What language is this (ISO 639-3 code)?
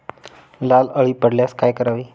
mar